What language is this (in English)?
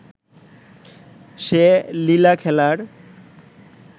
Bangla